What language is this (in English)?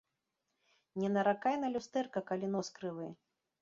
Belarusian